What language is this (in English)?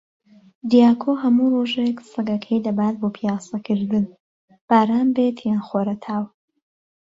Central Kurdish